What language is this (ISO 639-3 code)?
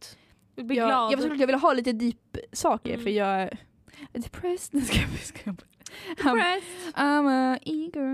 swe